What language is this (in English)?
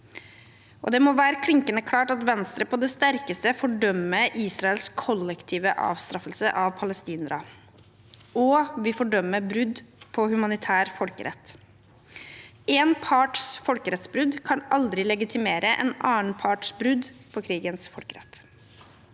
Norwegian